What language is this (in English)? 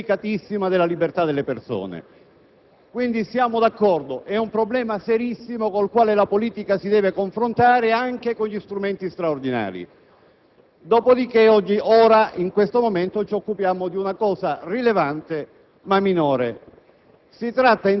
Italian